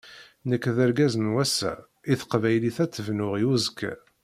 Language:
Kabyle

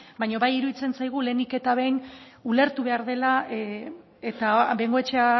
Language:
Basque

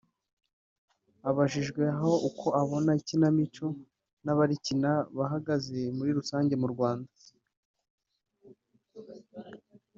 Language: Kinyarwanda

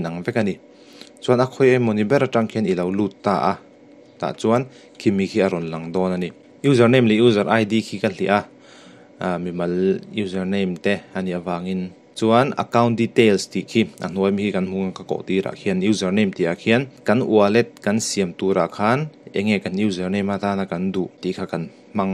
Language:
Indonesian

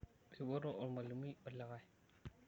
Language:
Masai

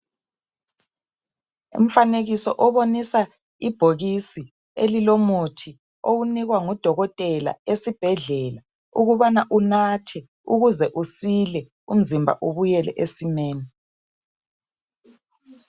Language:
North Ndebele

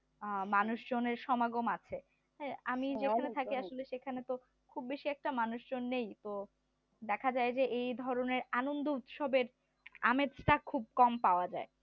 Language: Bangla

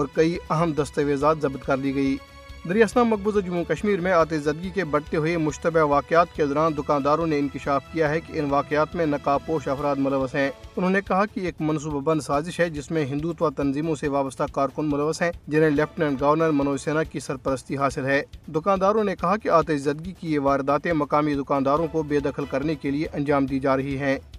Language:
Urdu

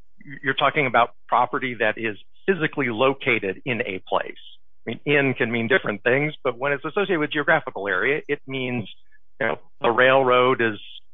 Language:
English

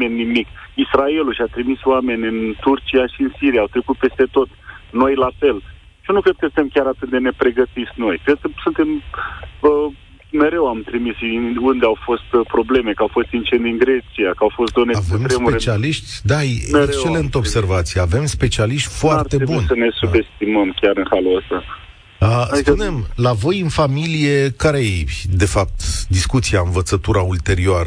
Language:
Romanian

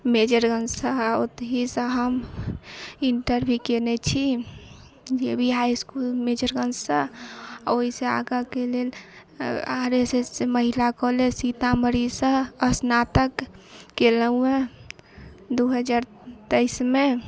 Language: Maithili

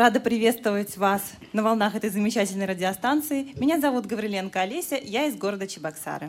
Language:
Russian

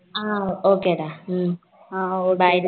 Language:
Tamil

